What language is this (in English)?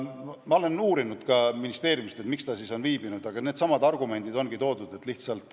Estonian